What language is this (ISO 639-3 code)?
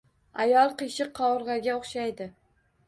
uzb